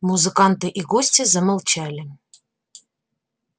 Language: Russian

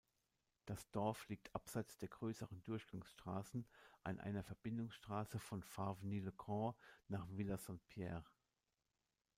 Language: German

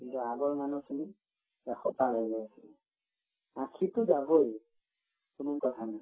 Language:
Assamese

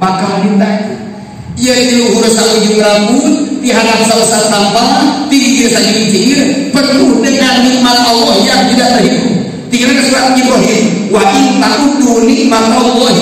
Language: Indonesian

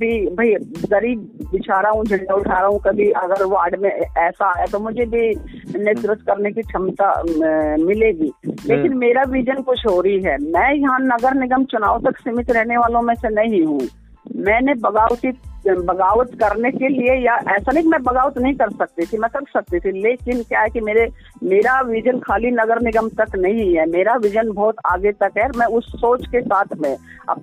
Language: Hindi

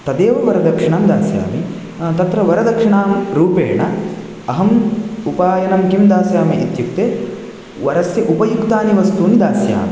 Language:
Sanskrit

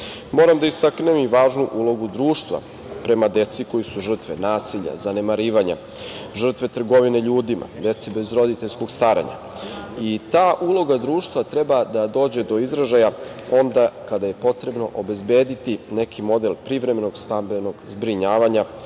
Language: Serbian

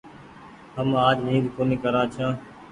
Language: Goaria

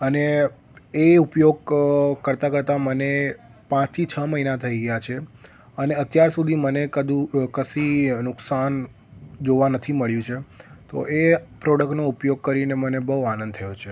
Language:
Gujarati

